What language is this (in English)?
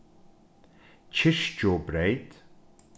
Faroese